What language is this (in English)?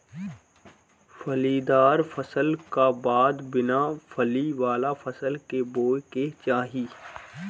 Bhojpuri